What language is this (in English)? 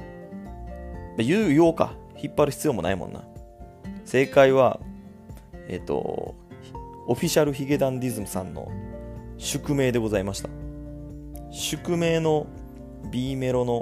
Japanese